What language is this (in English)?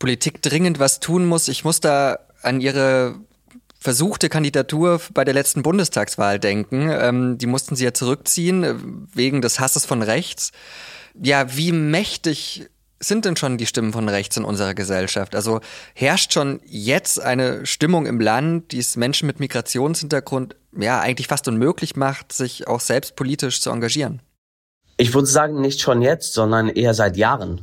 German